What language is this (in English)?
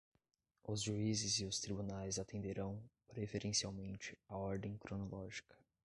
Portuguese